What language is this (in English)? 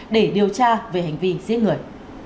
Vietnamese